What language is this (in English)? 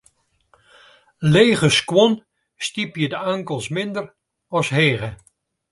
Western Frisian